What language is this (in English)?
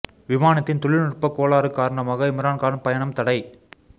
Tamil